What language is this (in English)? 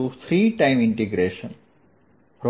Gujarati